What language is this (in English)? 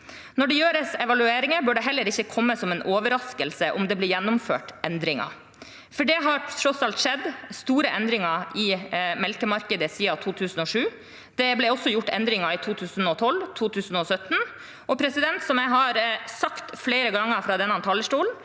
Norwegian